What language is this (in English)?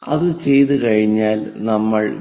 Malayalam